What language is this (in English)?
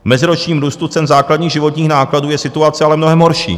Czech